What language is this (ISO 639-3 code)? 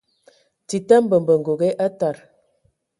ewo